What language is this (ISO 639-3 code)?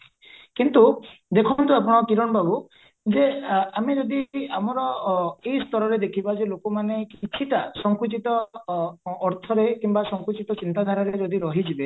ori